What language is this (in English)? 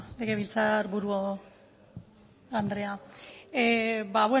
Basque